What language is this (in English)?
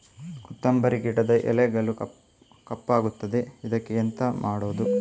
Kannada